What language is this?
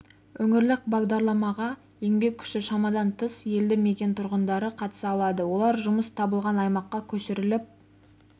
Kazakh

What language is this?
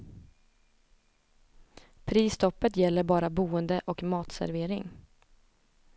Swedish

